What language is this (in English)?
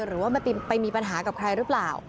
Thai